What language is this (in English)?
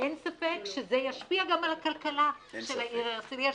Hebrew